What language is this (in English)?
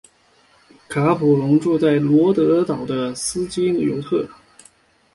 Chinese